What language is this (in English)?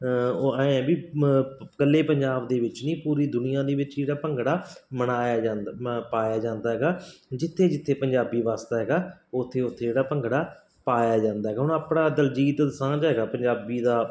Punjabi